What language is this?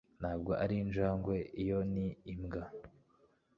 Kinyarwanda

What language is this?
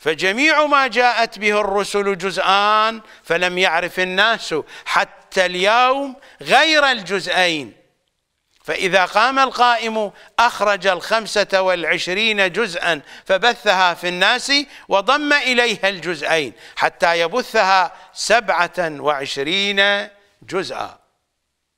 Arabic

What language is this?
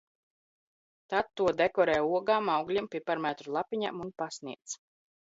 Latvian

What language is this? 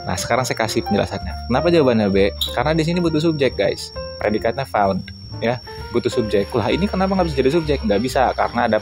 Indonesian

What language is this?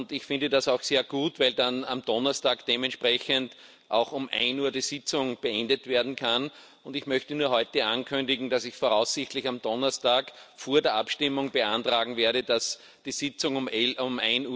German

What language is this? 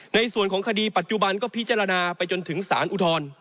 Thai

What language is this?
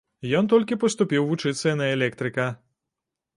Belarusian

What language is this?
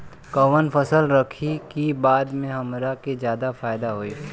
Bhojpuri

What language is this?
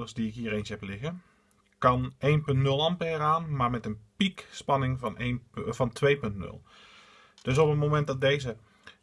Dutch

